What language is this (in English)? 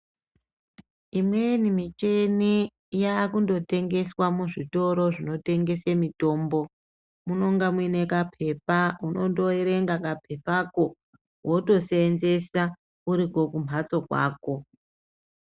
Ndau